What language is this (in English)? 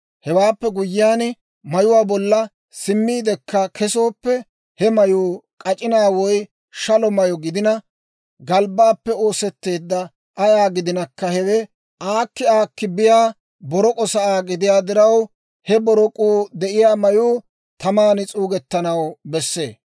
Dawro